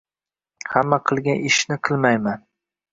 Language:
Uzbek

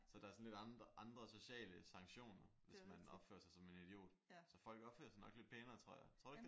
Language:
Danish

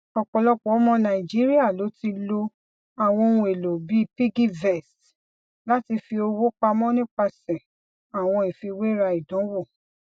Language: Yoruba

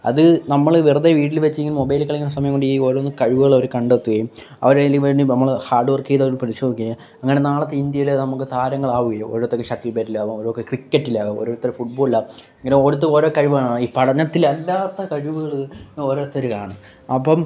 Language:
Malayalam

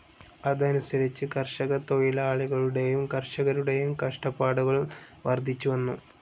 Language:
Malayalam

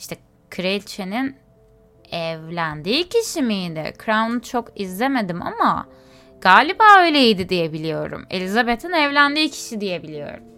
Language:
Turkish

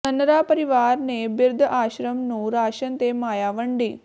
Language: Punjabi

